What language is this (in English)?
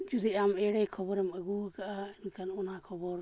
Santali